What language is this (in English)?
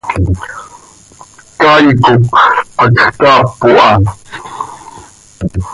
Seri